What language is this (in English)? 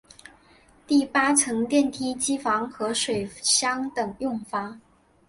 Chinese